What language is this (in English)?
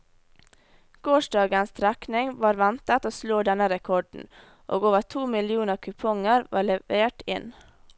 Norwegian